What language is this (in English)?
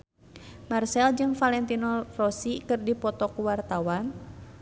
Sundanese